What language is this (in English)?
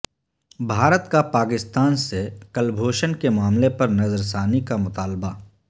Urdu